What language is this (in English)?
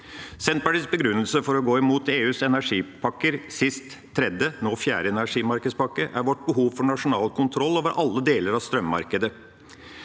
Norwegian